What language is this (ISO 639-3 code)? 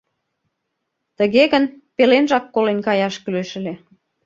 chm